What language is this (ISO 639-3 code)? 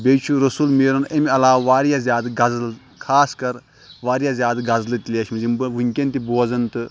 kas